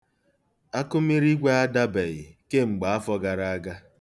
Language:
Igbo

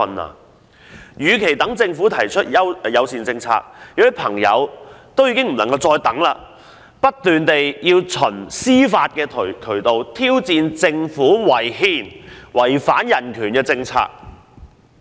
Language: Cantonese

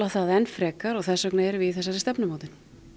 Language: Icelandic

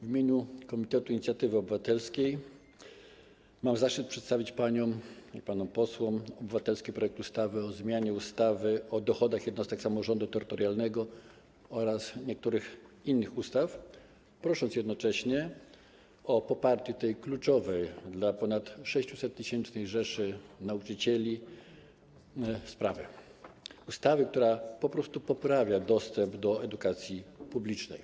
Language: Polish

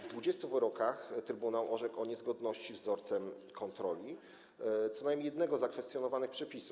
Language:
Polish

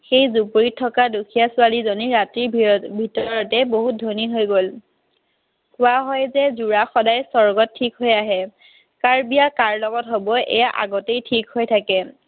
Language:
Assamese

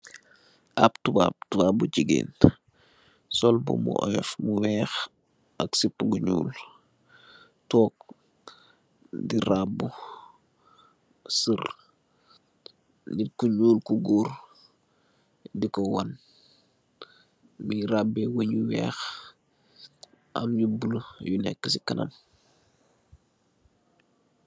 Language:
Wolof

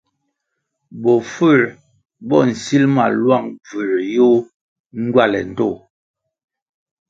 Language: Kwasio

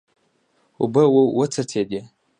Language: Pashto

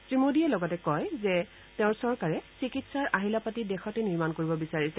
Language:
Assamese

